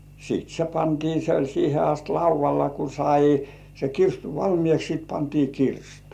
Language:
Finnish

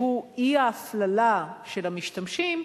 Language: Hebrew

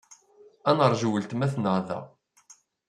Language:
Kabyle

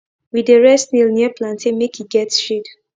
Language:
Nigerian Pidgin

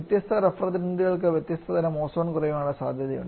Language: Malayalam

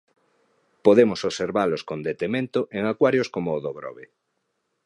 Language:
Galician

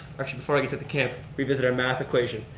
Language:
English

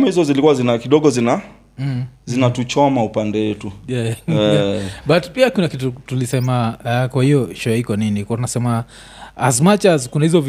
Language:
Swahili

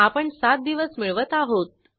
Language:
Marathi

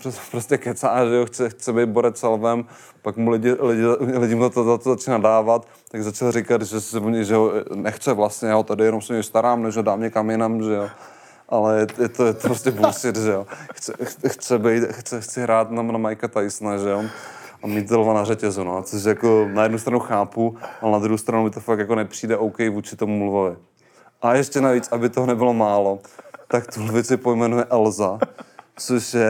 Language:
Czech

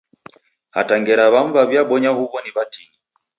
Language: Taita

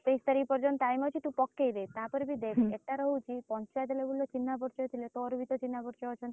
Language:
Odia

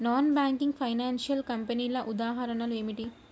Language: Telugu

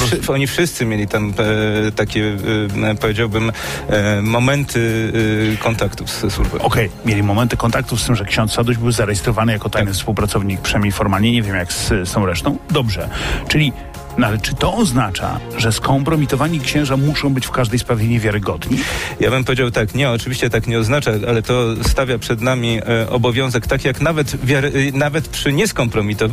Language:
Polish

